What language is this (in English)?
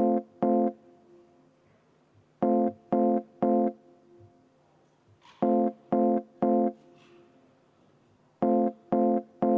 Estonian